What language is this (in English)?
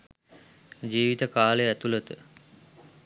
Sinhala